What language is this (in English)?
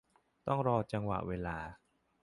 Thai